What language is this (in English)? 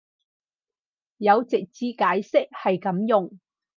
Cantonese